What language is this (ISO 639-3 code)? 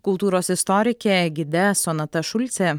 lit